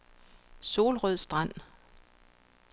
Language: Danish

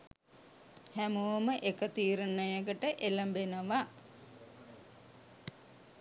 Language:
Sinhala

